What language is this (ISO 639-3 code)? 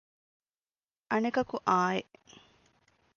div